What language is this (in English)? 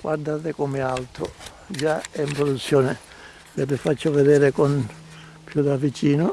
Italian